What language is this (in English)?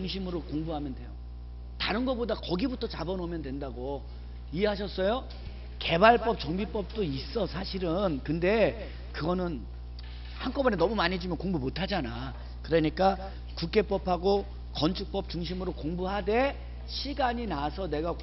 Korean